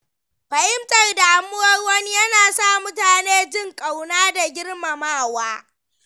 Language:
Hausa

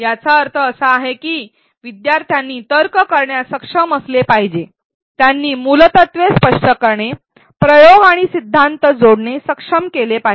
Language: Marathi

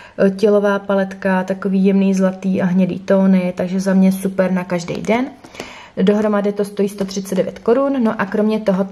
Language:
Czech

